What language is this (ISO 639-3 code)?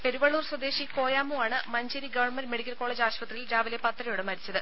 mal